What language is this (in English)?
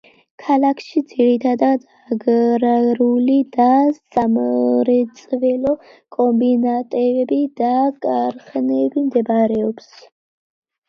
Georgian